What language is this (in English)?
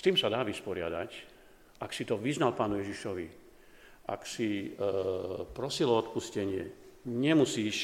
Slovak